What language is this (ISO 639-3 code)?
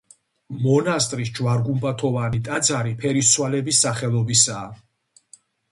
kat